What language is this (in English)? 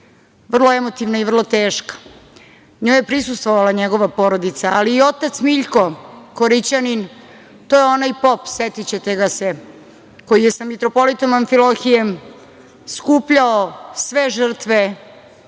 Serbian